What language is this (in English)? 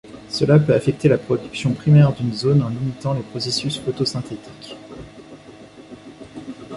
French